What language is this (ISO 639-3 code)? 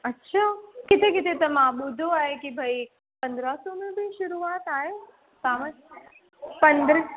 snd